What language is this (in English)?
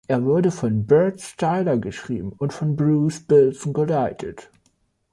German